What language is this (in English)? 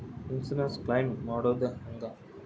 Kannada